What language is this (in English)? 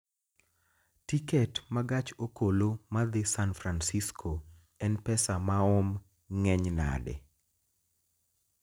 Luo (Kenya and Tanzania)